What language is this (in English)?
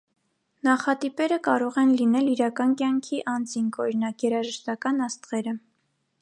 Armenian